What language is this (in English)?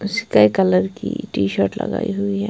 Hindi